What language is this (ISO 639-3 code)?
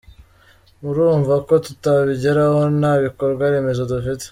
kin